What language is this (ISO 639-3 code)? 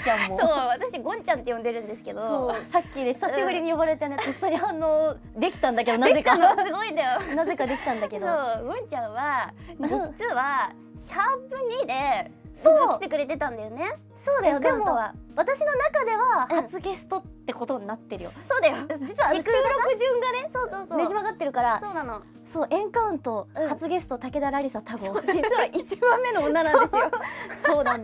jpn